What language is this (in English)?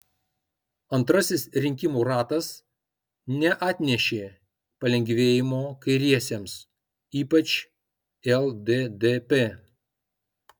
Lithuanian